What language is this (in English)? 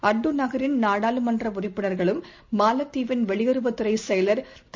Tamil